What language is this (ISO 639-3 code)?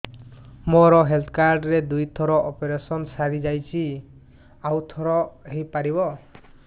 ori